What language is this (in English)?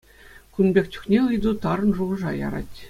Chuvash